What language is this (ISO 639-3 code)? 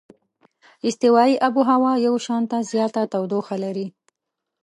pus